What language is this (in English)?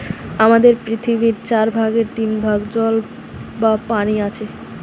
Bangla